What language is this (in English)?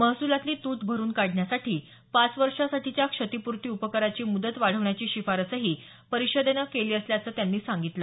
Marathi